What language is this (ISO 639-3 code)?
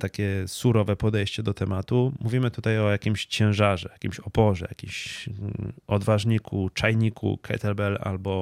pol